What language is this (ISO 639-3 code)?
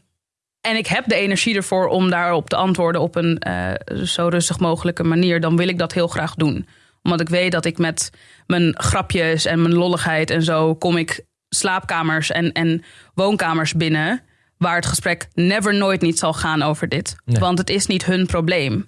nld